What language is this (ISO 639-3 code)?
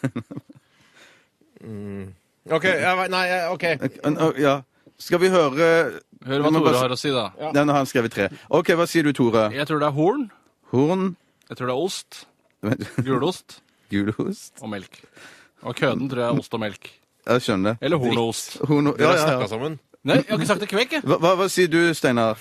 nor